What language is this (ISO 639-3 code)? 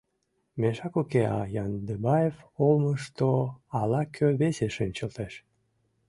chm